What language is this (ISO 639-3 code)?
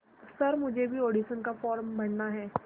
hin